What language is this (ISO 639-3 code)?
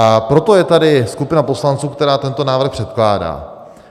ces